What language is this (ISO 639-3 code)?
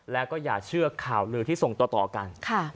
tha